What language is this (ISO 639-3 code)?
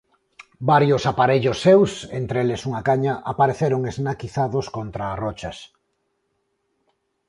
glg